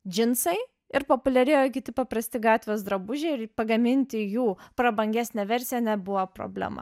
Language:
Lithuanian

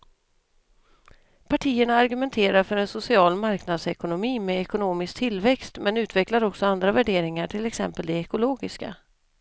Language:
Swedish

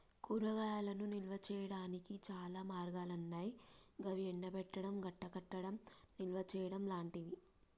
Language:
Telugu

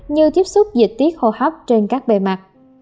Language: Vietnamese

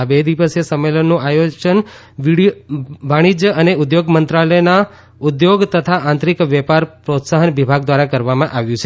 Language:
Gujarati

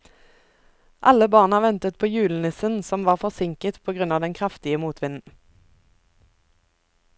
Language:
Norwegian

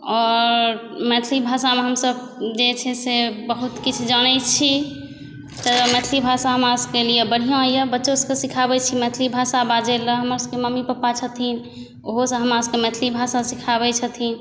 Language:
Maithili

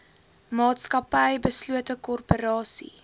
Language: Afrikaans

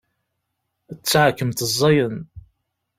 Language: Kabyle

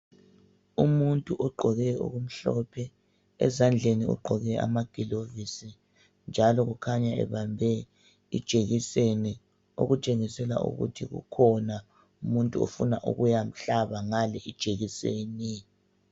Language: North Ndebele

